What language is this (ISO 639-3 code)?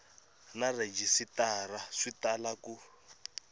tso